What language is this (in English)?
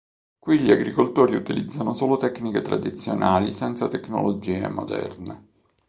Italian